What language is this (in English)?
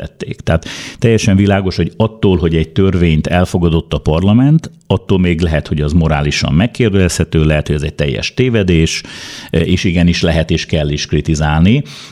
Hungarian